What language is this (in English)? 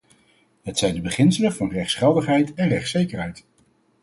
Dutch